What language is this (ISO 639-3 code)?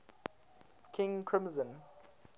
eng